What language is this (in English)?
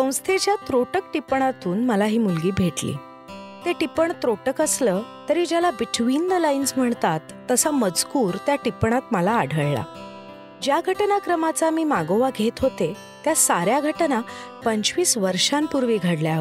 Marathi